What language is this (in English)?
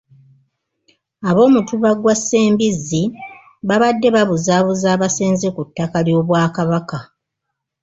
Ganda